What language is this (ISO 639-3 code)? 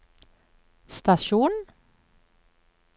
nor